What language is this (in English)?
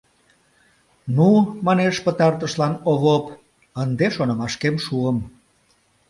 Mari